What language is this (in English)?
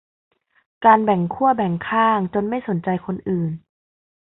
Thai